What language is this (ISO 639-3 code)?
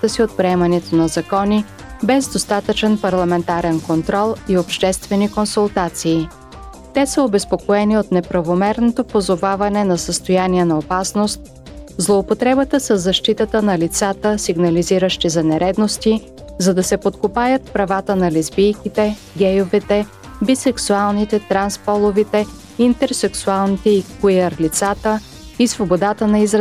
bul